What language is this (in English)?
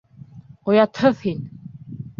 Bashkir